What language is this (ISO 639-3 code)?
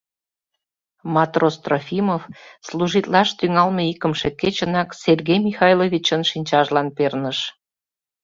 chm